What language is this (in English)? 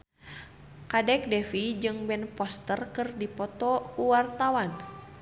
Sundanese